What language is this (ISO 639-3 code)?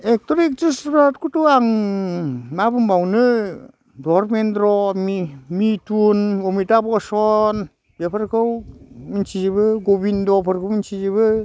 brx